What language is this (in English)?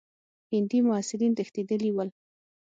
Pashto